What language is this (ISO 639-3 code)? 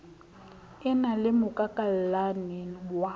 sot